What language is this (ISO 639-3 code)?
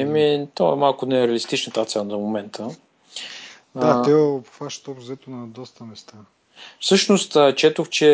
bul